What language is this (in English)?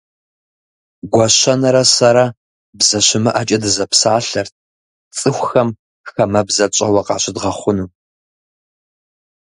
Kabardian